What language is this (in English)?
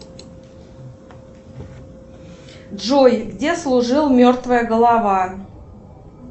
Russian